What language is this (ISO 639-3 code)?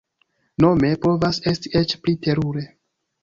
epo